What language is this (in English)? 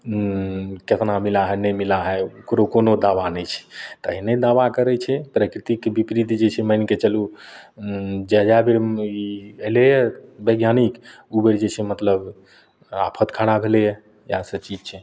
Maithili